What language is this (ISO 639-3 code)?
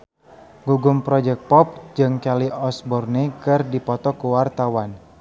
sun